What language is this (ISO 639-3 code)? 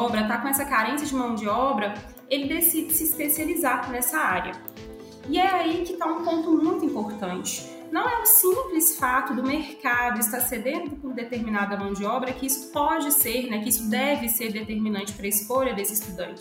por